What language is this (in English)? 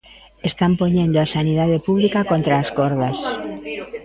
Galician